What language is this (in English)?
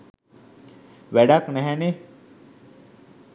Sinhala